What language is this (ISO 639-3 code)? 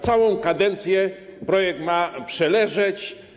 pol